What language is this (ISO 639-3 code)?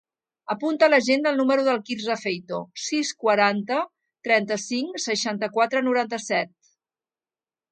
cat